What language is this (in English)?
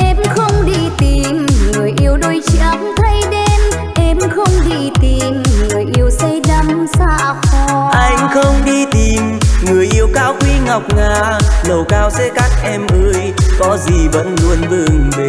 Vietnamese